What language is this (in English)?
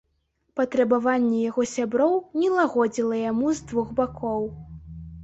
Belarusian